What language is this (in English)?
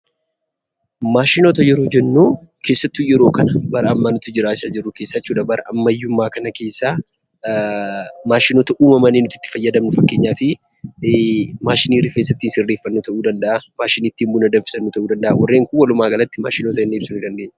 Oromo